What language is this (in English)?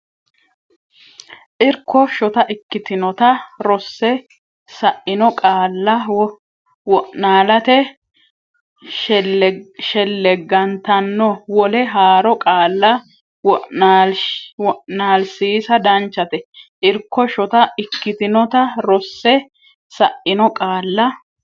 Sidamo